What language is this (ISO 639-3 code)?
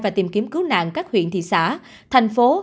vie